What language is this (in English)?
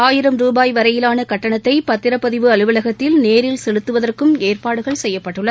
Tamil